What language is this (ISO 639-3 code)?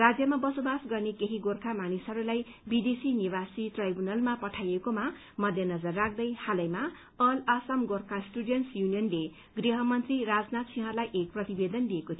nep